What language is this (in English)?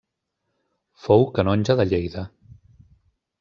Catalan